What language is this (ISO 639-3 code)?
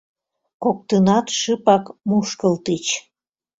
chm